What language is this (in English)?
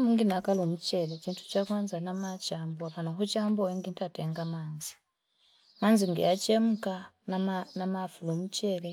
Fipa